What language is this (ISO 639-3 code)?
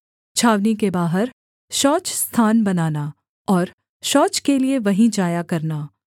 hin